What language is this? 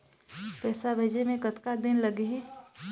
Chhattisgarhi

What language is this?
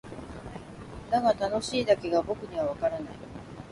Japanese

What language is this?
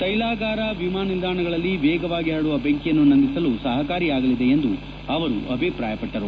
Kannada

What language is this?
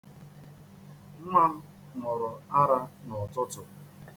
Igbo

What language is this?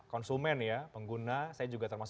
Indonesian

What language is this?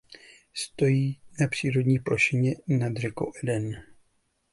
Czech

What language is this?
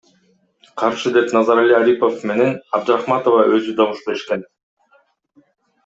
Kyrgyz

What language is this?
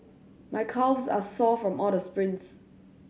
English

